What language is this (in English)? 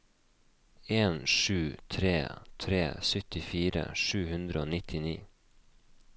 Norwegian